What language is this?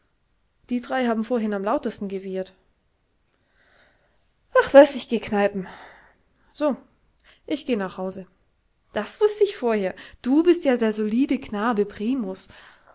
German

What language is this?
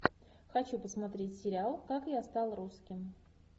Russian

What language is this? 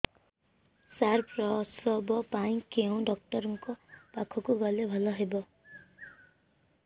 Odia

